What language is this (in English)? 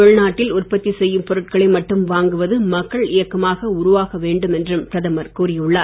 Tamil